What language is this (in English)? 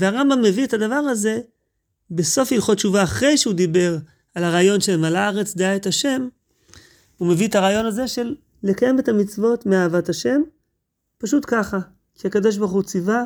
Hebrew